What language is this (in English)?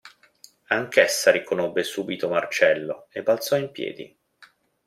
Italian